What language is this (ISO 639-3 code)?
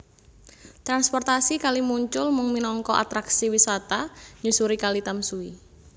jav